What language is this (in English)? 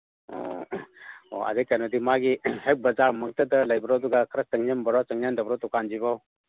Manipuri